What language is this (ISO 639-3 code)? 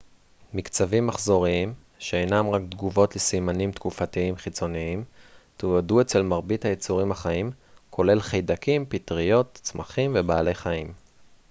heb